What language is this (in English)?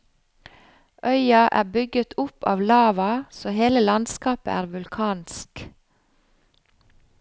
Norwegian